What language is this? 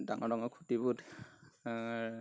Assamese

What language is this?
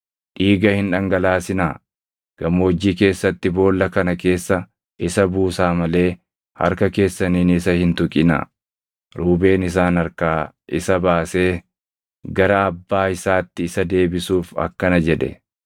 Oromo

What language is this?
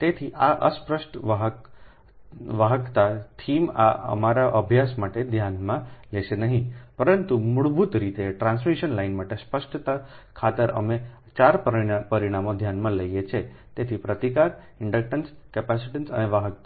Gujarati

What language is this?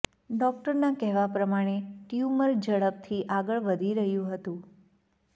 Gujarati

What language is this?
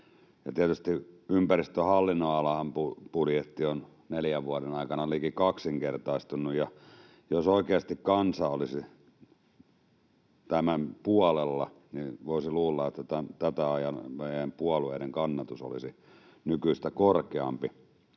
Finnish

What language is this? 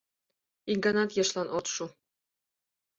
Mari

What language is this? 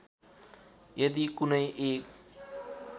Nepali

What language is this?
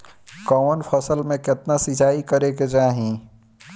Bhojpuri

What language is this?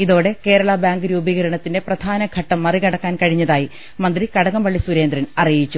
Malayalam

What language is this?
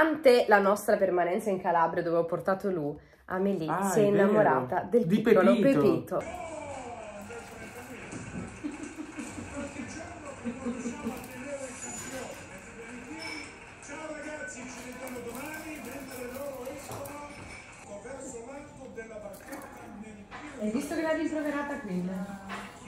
Italian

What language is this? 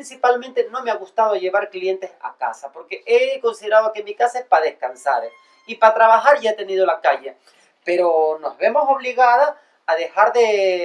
Spanish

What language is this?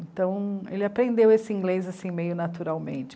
Portuguese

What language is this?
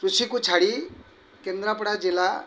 Odia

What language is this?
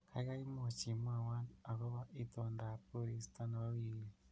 Kalenjin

